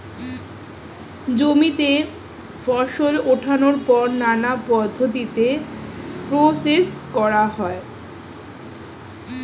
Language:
Bangla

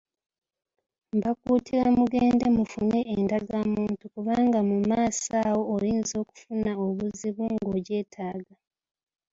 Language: Ganda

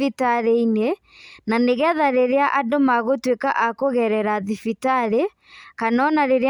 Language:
Kikuyu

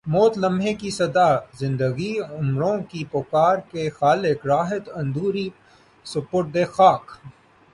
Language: Urdu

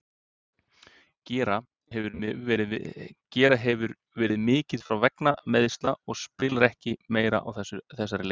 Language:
Icelandic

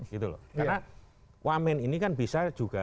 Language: Indonesian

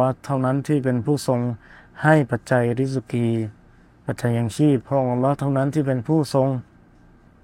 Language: Thai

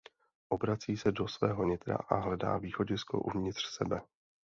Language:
Czech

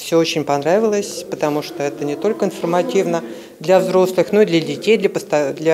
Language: Russian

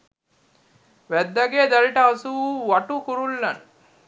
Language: Sinhala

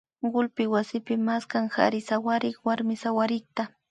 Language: Imbabura Highland Quichua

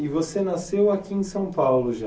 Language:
Portuguese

